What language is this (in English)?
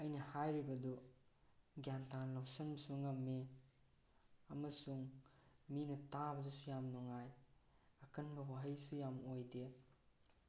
Manipuri